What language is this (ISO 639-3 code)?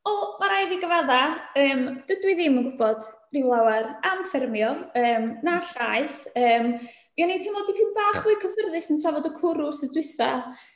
cym